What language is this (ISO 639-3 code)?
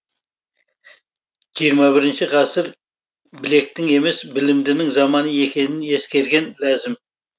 kaz